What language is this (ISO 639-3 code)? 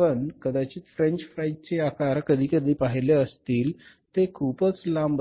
mar